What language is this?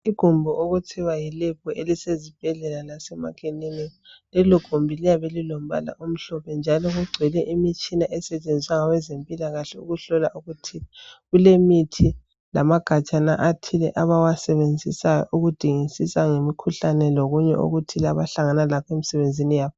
North Ndebele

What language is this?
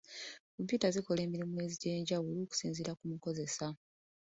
Ganda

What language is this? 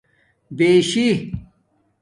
Domaaki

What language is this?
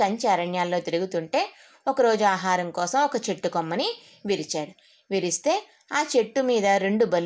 Telugu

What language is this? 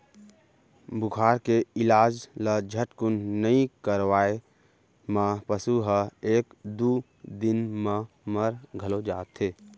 Chhattisgarhi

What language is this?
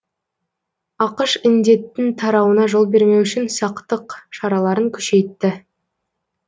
Kazakh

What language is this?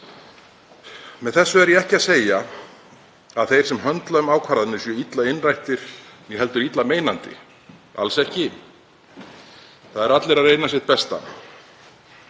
Icelandic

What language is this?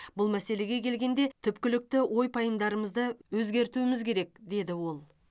Kazakh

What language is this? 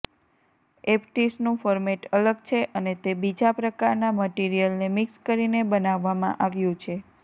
Gujarati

